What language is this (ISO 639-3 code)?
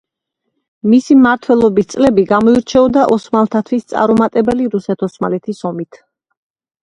kat